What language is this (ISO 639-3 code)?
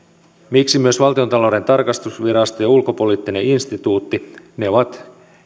fin